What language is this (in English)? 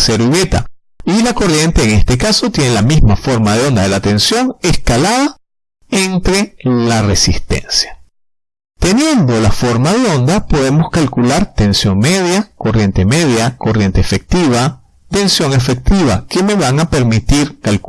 Spanish